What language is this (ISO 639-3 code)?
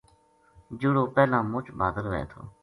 gju